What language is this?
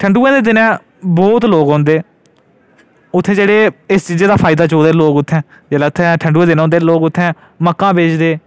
Dogri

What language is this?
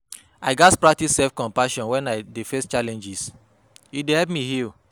Nigerian Pidgin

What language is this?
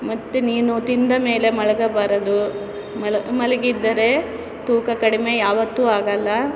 Kannada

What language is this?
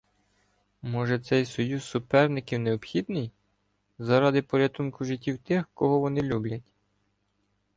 Ukrainian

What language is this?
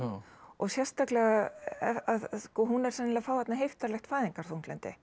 Icelandic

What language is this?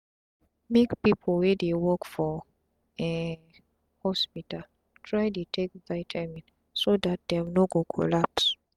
Nigerian Pidgin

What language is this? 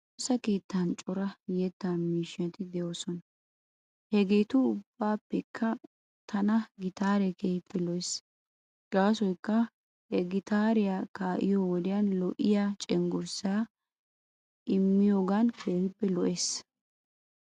Wolaytta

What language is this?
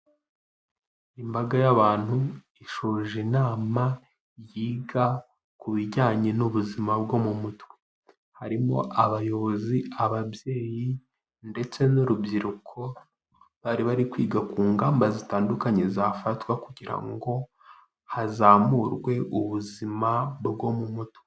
Kinyarwanda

